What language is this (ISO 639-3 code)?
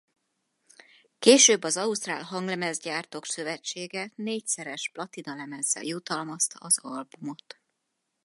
hun